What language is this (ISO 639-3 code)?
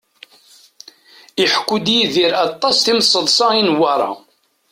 kab